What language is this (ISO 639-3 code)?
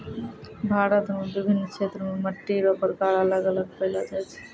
mai